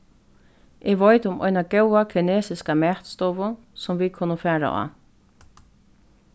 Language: Faroese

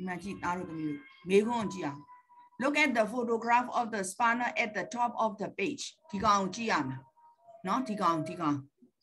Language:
Thai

